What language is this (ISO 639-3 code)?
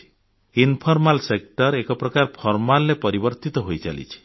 ori